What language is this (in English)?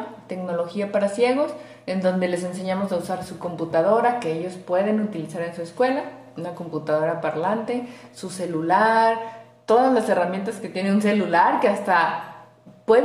Spanish